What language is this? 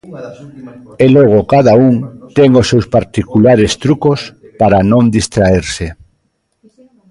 Galician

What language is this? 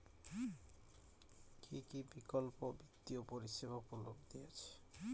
Bangla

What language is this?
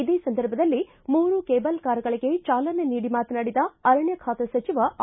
Kannada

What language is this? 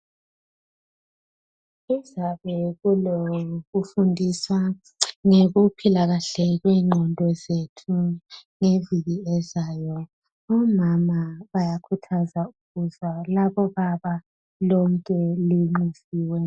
North Ndebele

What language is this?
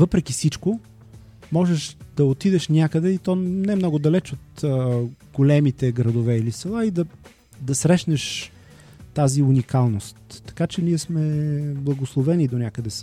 Bulgarian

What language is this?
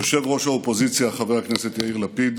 Hebrew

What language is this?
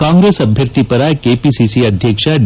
Kannada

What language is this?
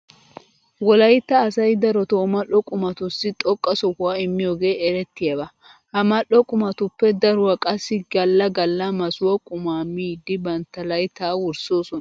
Wolaytta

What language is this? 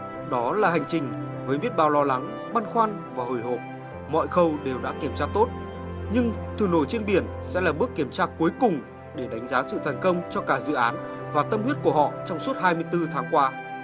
Vietnamese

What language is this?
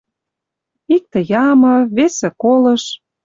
Western Mari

